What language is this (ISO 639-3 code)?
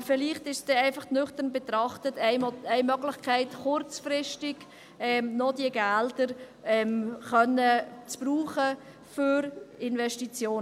gsw